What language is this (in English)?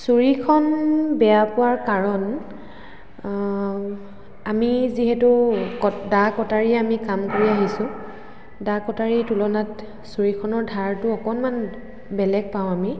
Assamese